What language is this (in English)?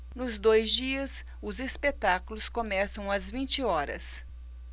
Portuguese